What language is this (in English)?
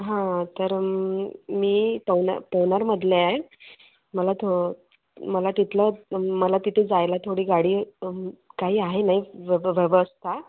Marathi